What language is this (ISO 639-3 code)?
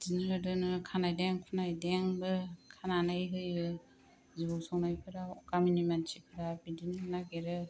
brx